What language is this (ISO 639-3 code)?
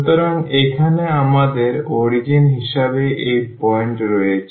ben